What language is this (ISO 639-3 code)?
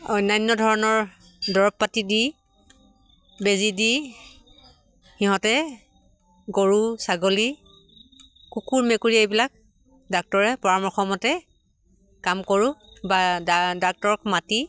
asm